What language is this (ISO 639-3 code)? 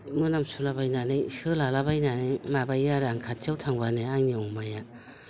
brx